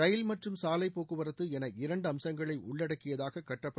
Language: Tamil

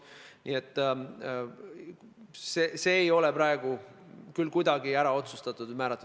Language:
Estonian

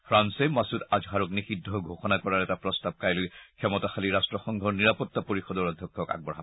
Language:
Assamese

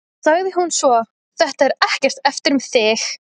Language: Icelandic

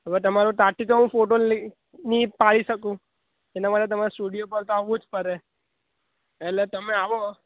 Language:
Gujarati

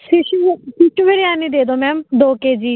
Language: Punjabi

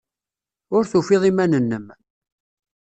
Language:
Kabyle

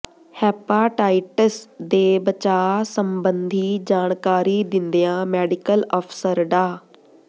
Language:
Punjabi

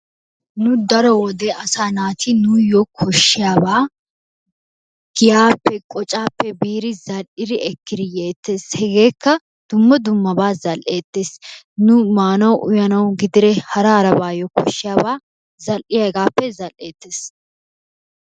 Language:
Wolaytta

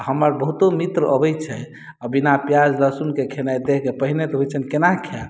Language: Maithili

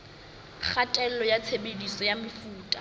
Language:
Southern Sotho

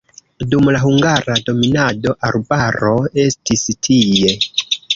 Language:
Esperanto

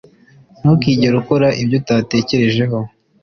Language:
Kinyarwanda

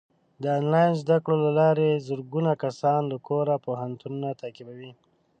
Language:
Pashto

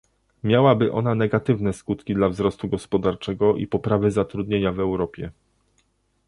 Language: Polish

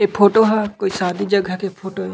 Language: Chhattisgarhi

